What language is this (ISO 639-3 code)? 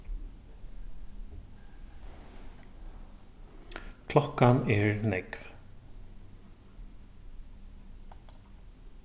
fao